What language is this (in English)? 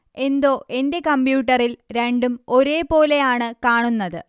Malayalam